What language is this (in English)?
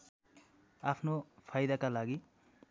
Nepali